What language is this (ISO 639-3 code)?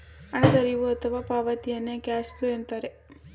kan